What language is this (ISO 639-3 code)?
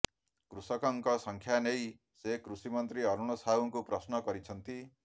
ori